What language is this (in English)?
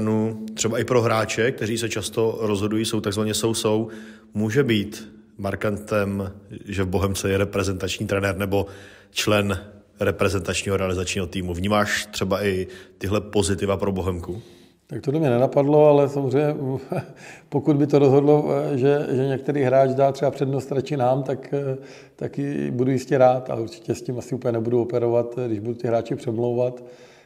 Czech